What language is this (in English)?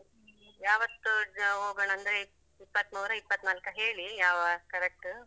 Kannada